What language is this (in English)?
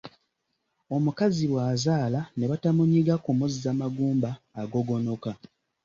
Ganda